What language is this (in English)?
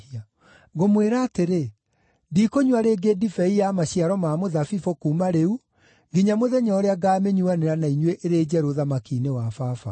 Kikuyu